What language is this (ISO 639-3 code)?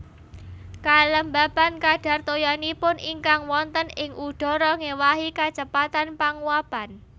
jav